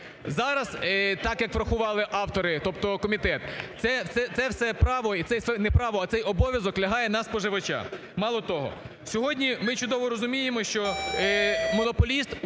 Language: Ukrainian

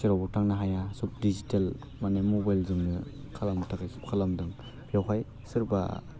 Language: Bodo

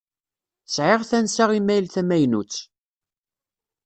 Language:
Kabyle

